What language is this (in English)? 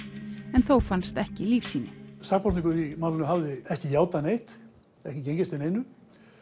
Icelandic